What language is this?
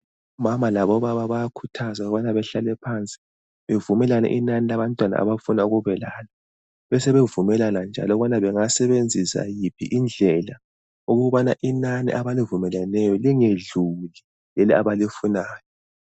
North Ndebele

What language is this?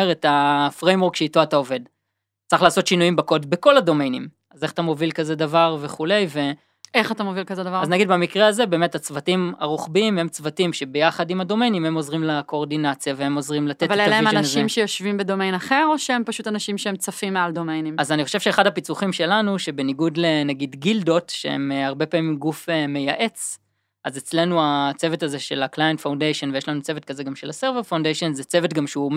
Hebrew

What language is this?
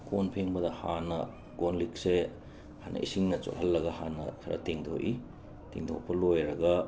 Manipuri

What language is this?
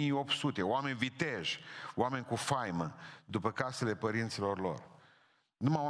Romanian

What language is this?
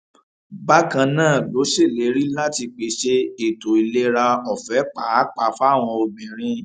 Yoruba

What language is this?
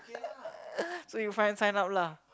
English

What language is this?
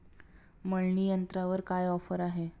Marathi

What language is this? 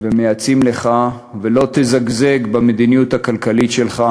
Hebrew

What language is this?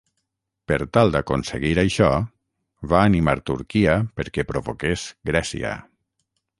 Catalan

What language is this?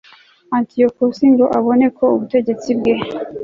Kinyarwanda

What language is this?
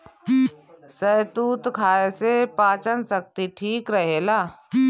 Bhojpuri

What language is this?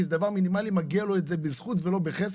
Hebrew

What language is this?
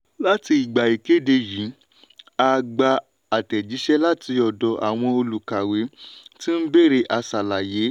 Yoruba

